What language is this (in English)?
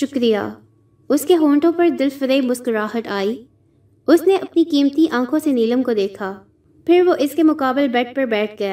Urdu